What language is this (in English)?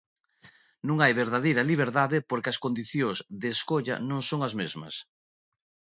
Galician